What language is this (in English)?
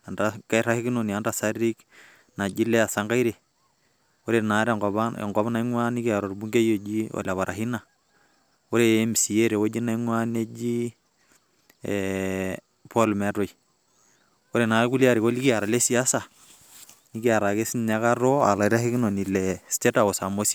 Masai